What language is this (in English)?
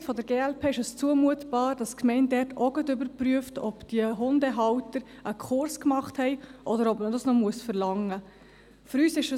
Swiss German